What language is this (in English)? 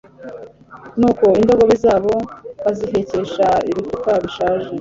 Kinyarwanda